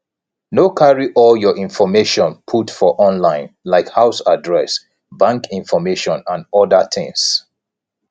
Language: Nigerian Pidgin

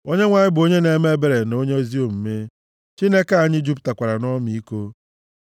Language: Igbo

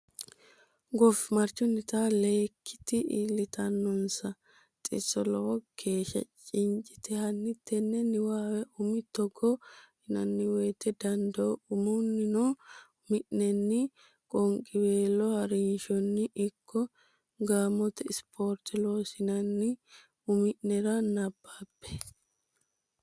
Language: Sidamo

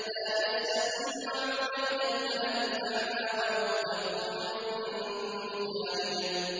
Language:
Arabic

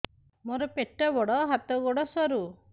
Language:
Odia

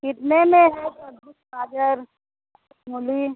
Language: Hindi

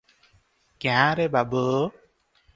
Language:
Odia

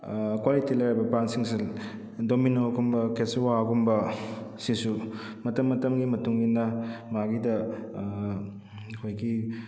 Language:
Manipuri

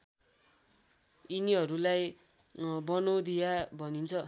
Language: Nepali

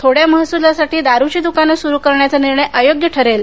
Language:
Marathi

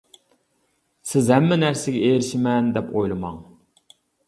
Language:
Uyghur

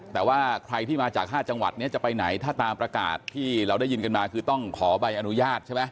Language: Thai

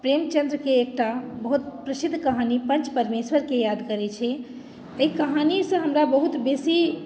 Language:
Maithili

